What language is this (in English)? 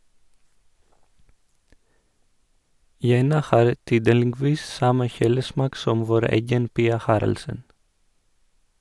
Norwegian